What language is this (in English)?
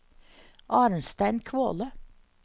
Norwegian